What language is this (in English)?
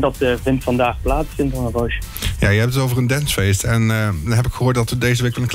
Dutch